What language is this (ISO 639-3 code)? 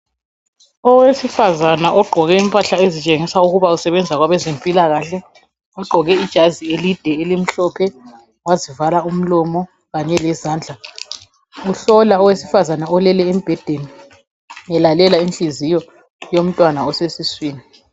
nde